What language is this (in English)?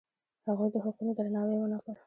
Pashto